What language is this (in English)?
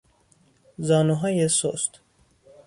Persian